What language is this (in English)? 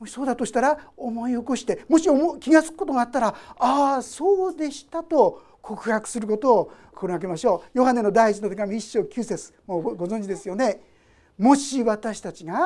Japanese